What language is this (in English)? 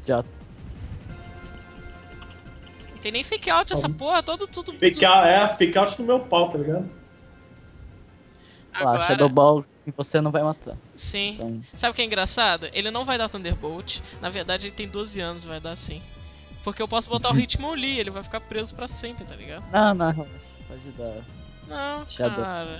Portuguese